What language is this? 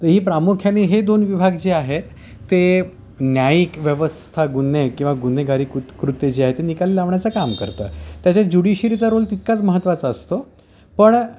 Marathi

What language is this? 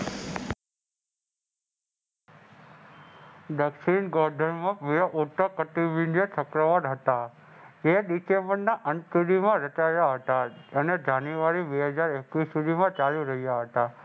Gujarati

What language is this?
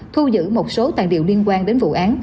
Vietnamese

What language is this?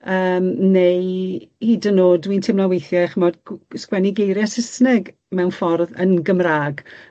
Welsh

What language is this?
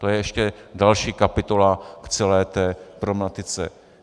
Czech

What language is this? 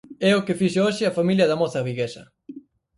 Galician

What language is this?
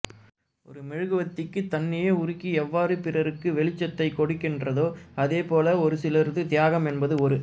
Tamil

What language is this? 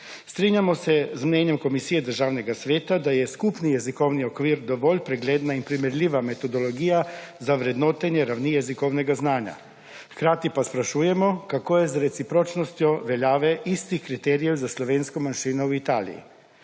Slovenian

